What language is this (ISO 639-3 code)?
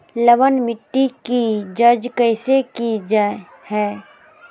mag